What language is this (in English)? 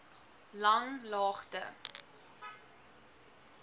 Afrikaans